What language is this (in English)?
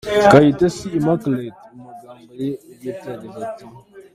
Kinyarwanda